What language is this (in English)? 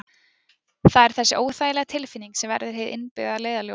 Icelandic